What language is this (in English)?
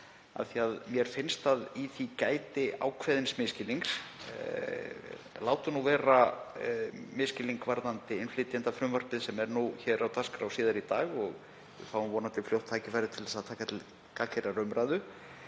Icelandic